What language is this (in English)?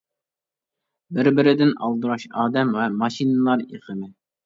Uyghur